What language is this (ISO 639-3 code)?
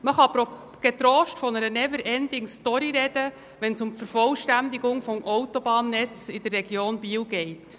gsw